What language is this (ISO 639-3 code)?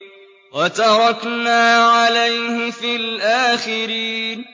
ara